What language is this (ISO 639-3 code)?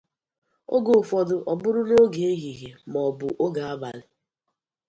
ibo